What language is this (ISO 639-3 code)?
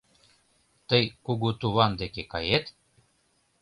chm